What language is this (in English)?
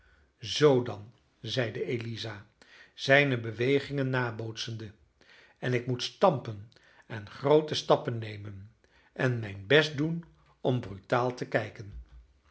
Dutch